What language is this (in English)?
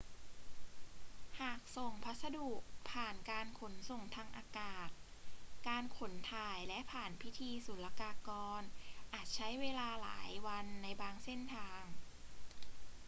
Thai